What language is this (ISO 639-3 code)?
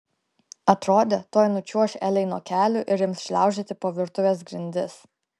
lit